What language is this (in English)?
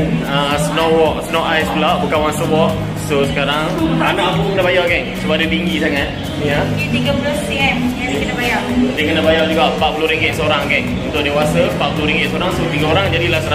Malay